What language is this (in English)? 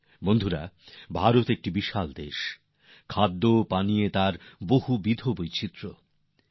Bangla